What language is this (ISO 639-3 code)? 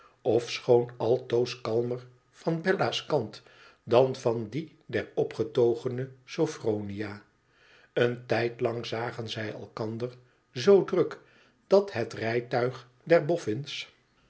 nld